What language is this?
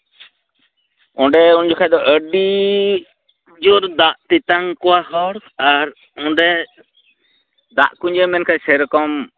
Santali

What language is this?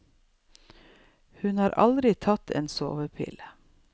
Norwegian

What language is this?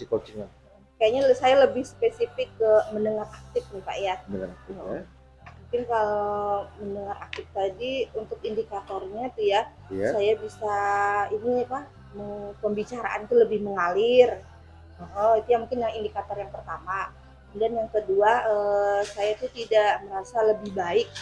Indonesian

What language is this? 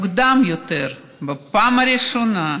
Hebrew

